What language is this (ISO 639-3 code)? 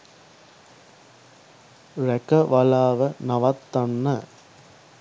sin